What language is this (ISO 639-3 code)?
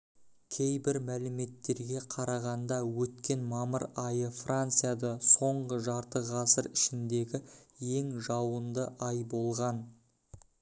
kaz